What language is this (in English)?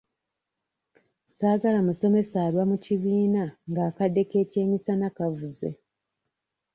Ganda